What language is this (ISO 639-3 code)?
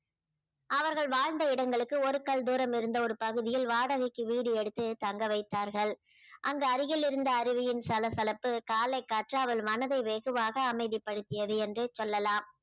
tam